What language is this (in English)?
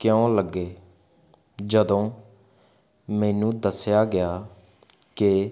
Punjabi